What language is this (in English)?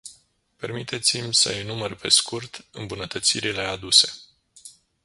Romanian